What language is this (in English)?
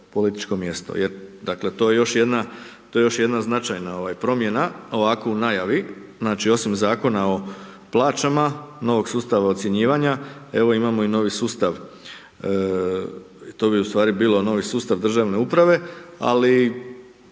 Croatian